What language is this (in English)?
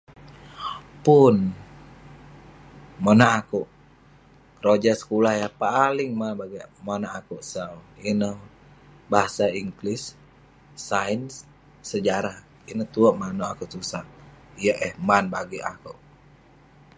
Western Penan